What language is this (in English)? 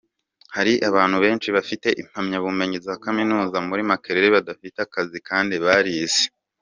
Kinyarwanda